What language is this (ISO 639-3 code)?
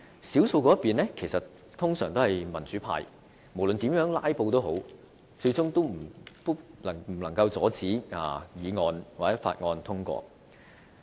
yue